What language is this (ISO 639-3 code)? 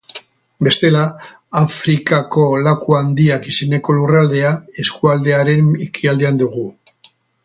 eus